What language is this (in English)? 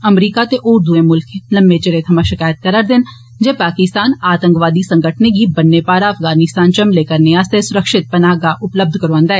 Dogri